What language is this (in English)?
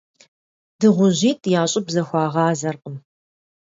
Kabardian